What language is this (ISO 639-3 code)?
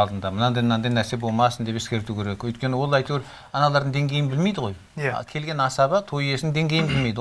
tur